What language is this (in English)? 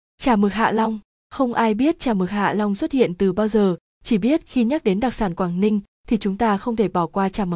Vietnamese